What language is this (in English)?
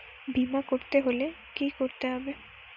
Bangla